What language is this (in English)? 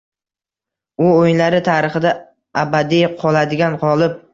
Uzbek